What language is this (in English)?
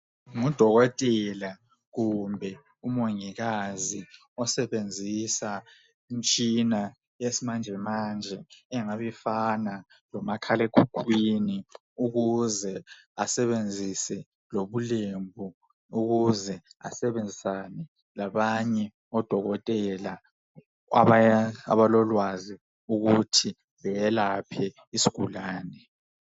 North Ndebele